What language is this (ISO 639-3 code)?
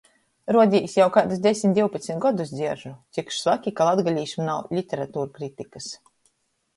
ltg